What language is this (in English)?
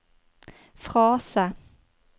Norwegian